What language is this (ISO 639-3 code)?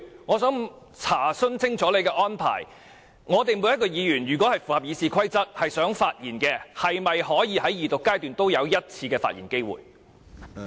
yue